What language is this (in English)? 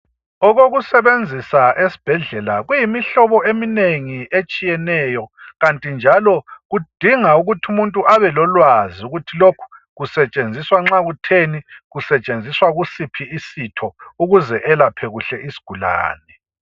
North Ndebele